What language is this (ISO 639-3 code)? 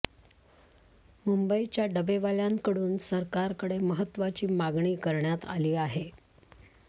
mar